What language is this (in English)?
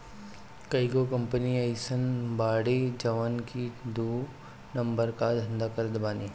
Bhojpuri